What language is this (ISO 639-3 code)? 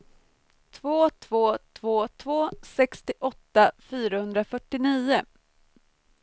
swe